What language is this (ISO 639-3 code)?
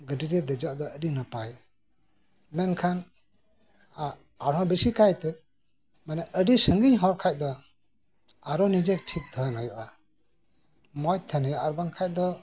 sat